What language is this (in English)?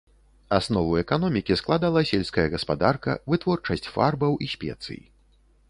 Belarusian